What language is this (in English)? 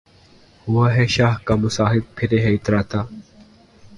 Urdu